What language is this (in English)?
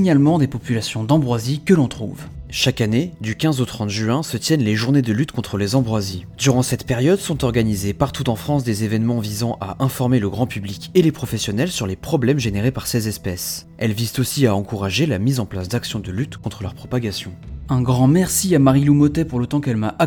French